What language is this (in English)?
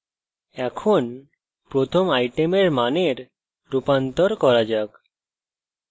Bangla